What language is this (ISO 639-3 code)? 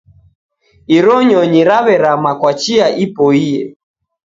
dav